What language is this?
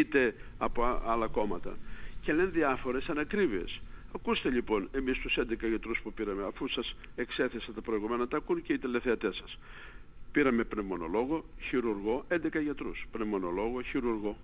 Greek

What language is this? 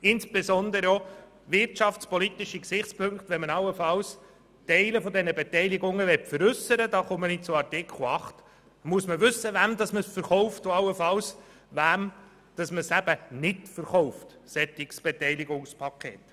Swiss German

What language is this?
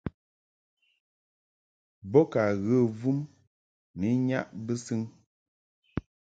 Mungaka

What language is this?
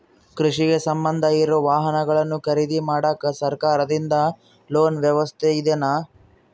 Kannada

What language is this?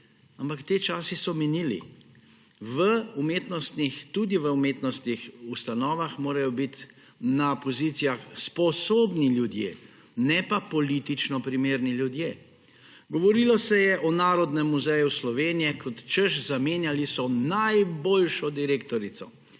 Slovenian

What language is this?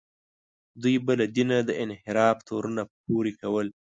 Pashto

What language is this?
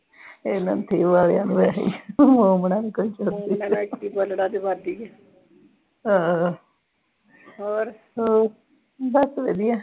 Punjabi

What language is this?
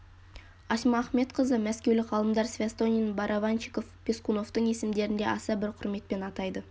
Kazakh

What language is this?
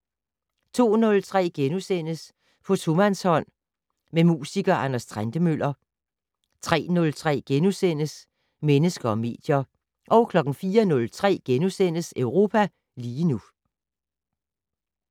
Danish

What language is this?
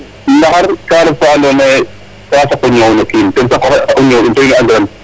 Serer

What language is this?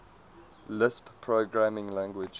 English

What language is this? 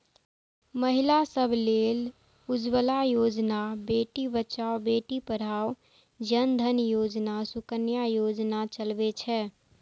Maithili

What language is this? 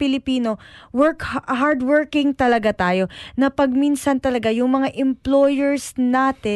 Filipino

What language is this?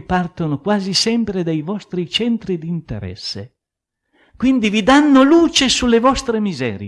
Italian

